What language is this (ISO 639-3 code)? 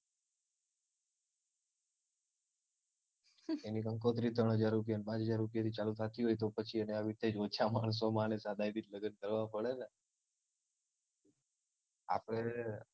guj